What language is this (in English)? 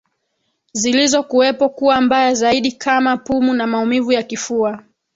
Swahili